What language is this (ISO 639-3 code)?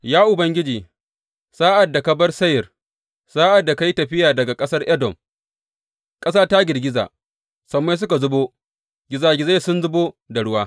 hau